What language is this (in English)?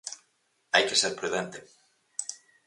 Galician